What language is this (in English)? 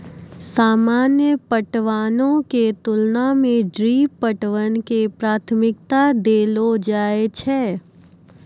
Maithili